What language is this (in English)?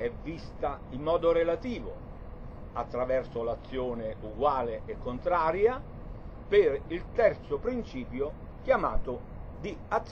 Italian